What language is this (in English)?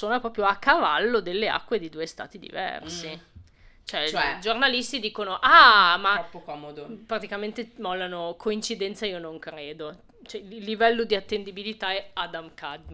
Italian